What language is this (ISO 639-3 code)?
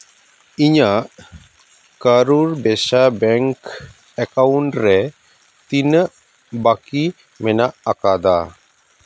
sat